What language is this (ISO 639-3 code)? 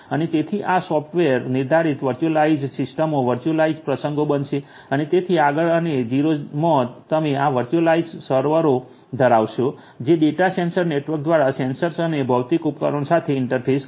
guj